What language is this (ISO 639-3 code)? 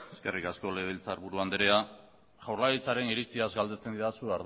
eus